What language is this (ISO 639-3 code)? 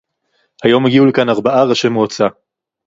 heb